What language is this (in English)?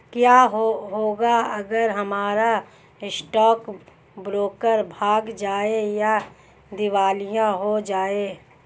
Hindi